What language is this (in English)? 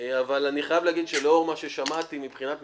Hebrew